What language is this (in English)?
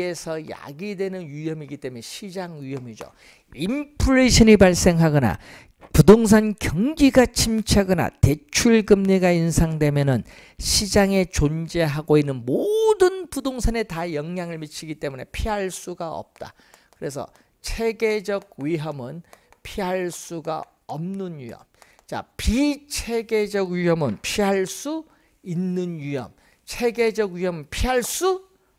Korean